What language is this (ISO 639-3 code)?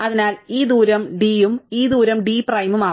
mal